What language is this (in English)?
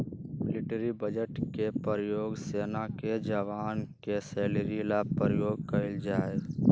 Magahi